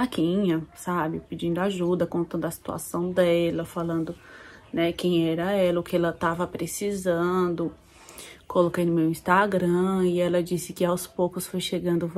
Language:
Portuguese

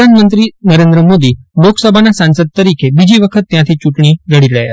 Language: Gujarati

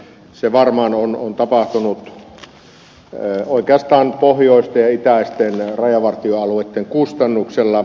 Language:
Finnish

